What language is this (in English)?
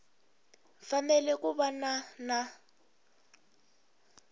Tsonga